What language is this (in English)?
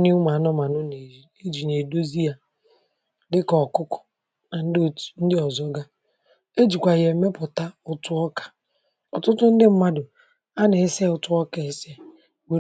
Igbo